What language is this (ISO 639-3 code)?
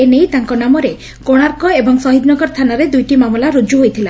ori